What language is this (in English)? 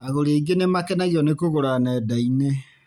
Kikuyu